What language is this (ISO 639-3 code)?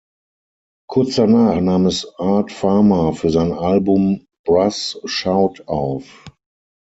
deu